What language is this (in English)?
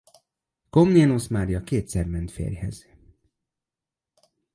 Hungarian